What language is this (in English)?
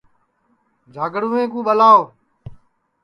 Sansi